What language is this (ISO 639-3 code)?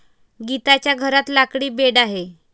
mar